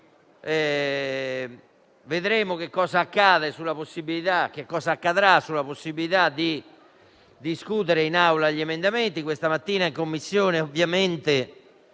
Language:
Italian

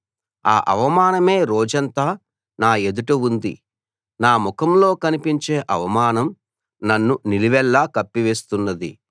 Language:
Telugu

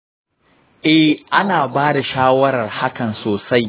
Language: Hausa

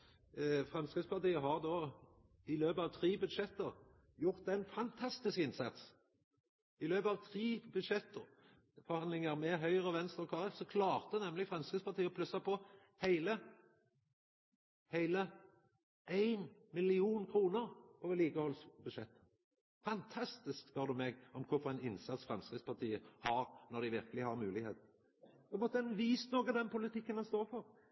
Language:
Norwegian Nynorsk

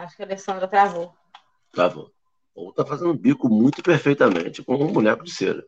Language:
Portuguese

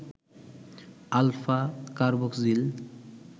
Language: Bangla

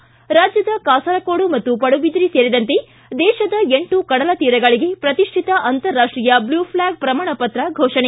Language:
Kannada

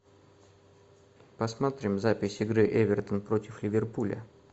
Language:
Russian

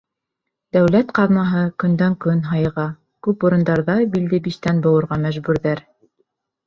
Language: Bashkir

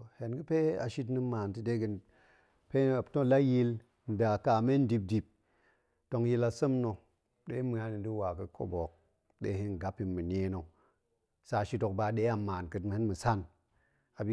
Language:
Goemai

